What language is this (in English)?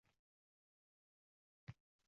Uzbek